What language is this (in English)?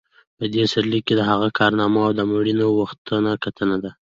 Pashto